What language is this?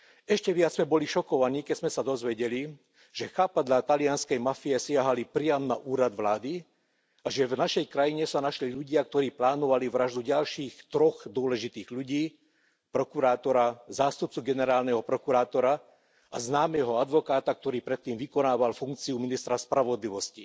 Slovak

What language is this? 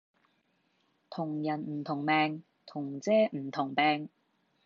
Cantonese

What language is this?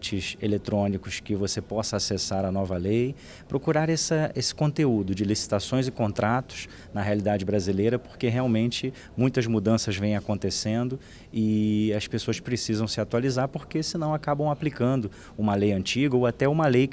Portuguese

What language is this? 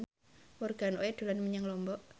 Javanese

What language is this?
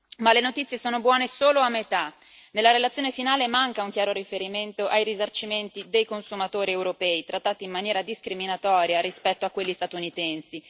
Italian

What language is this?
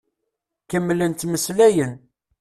Kabyle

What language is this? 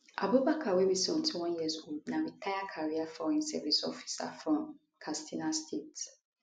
Nigerian Pidgin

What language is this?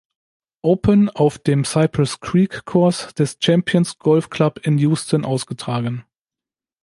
German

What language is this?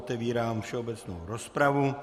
Czech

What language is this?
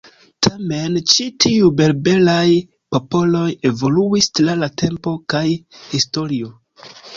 Esperanto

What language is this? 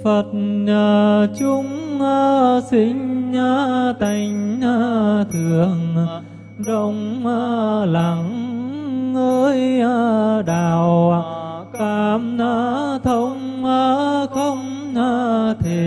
Vietnamese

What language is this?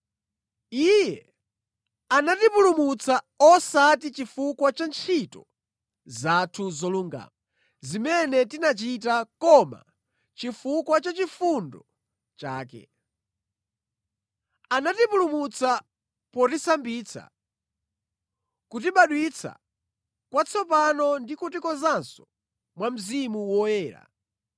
Nyanja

